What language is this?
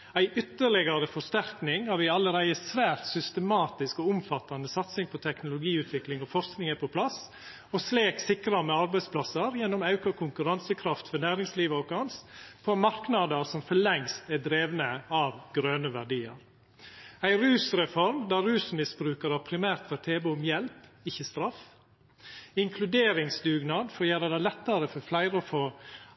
Norwegian Nynorsk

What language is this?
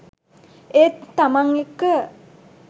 Sinhala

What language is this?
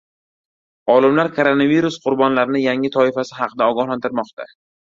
Uzbek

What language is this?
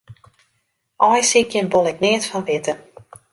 Western Frisian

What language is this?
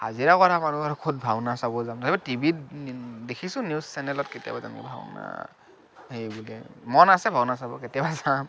Assamese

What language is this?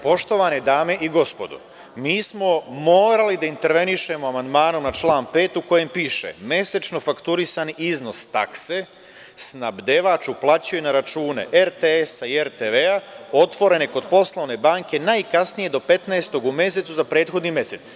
Serbian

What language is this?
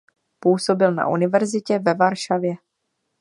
Czech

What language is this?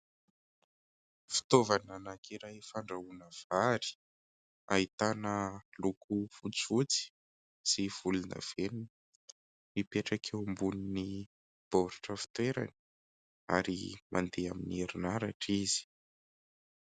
Malagasy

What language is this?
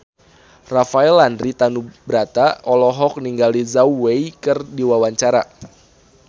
Sundanese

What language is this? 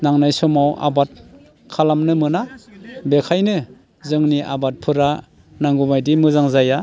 Bodo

